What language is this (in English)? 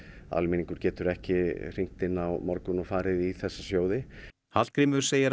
Icelandic